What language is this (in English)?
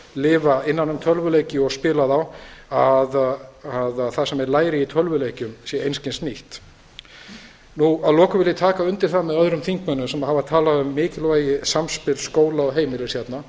Icelandic